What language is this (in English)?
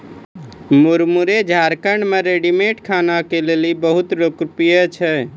Maithili